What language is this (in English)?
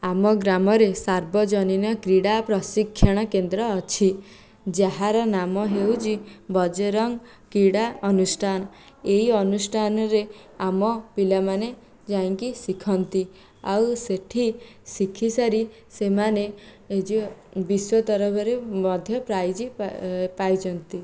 Odia